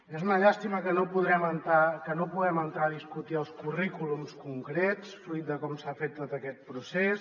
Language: Catalan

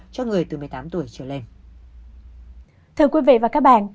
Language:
Vietnamese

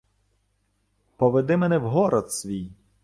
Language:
Ukrainian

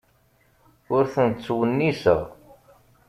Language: Kabyle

